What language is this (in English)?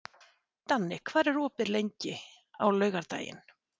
Icelandic